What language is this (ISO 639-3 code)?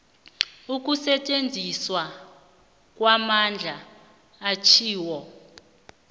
nbl